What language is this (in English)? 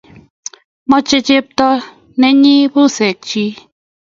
Kalenjin